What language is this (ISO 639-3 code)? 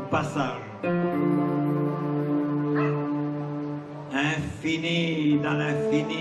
fra